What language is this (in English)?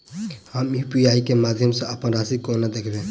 Maithili